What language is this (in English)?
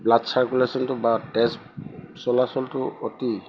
Assamese